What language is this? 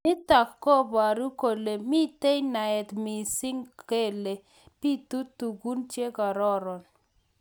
Kalenjin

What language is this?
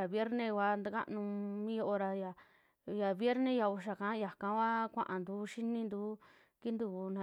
Western Juxtlahuaca Mixtec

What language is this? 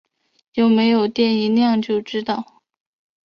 Chinese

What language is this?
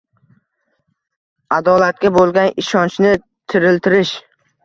Uzbek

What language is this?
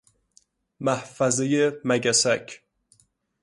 Persian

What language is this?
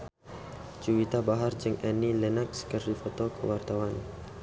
Sundanese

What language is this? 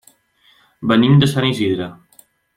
Catalan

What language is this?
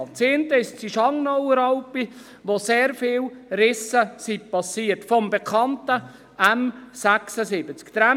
Swiss German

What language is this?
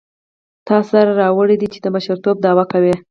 Pashto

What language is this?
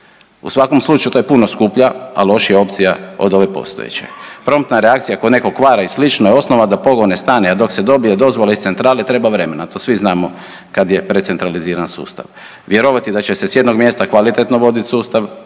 Croatian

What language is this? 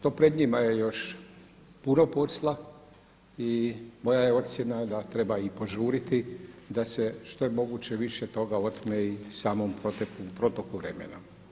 Croatian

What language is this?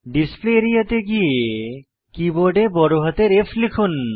Bangla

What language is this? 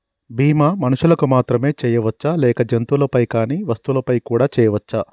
Telugu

